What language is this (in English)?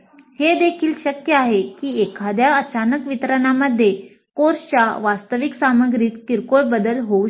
Marathi